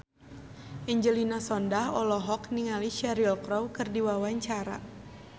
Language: Sundanese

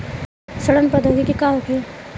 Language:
Bhojpuri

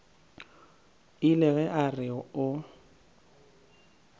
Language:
Northern Sotho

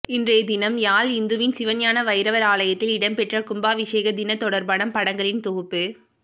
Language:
Tamil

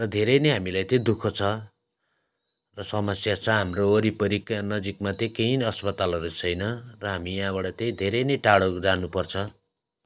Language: Nepali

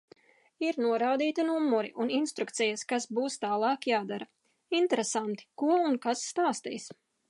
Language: Latvian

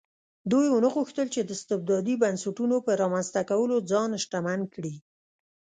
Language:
Pashto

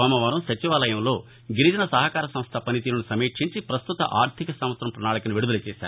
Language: Telugu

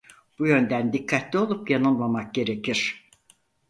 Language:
Turkish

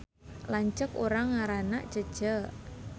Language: Sundanese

